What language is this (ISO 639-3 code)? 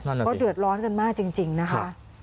tha